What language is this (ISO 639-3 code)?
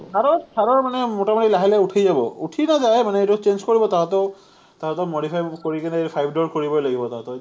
asm